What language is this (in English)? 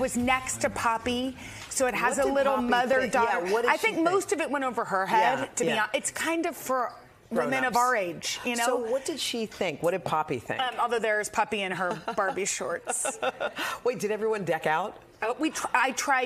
English